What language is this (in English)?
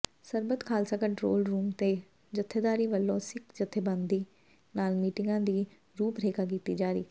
Punjabi